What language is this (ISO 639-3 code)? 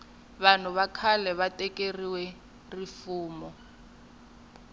tso